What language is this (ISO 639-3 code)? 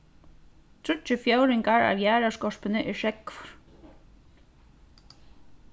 fao